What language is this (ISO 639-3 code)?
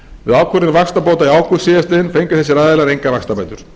isl